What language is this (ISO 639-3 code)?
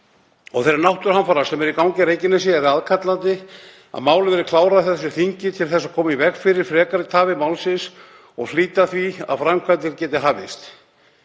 isl